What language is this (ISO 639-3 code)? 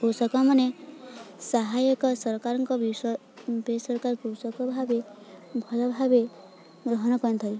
ori